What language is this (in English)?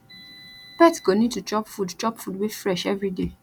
Nigerian Pidgin